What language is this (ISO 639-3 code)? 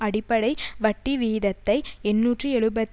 tam